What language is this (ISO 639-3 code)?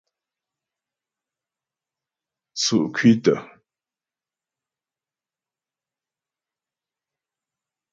bbj